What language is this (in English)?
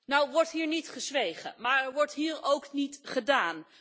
Dutch